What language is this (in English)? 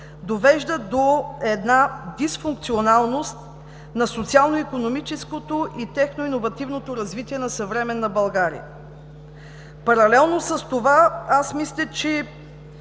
Bulgarian